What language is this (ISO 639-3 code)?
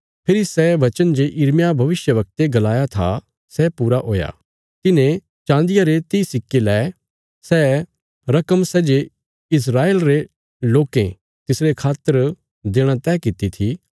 kfs